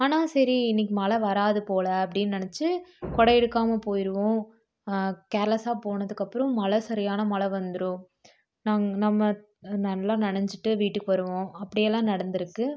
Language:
Tamil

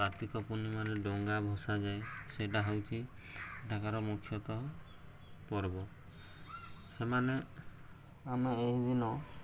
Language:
Odia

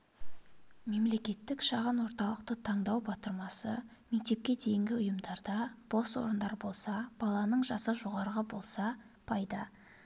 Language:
Kazakh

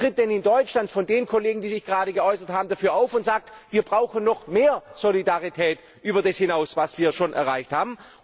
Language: German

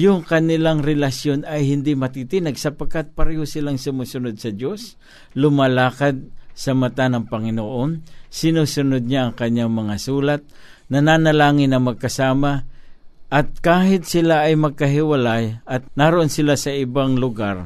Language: Filipino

